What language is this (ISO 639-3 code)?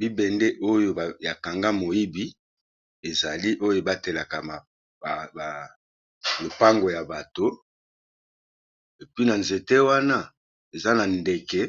lin